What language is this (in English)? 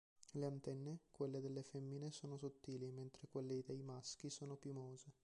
Italian